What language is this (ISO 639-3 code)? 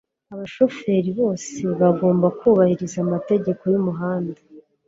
kin